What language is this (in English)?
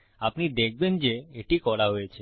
Bangla